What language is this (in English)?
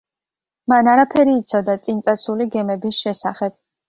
Georgian